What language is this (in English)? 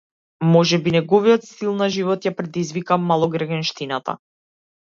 Macedonian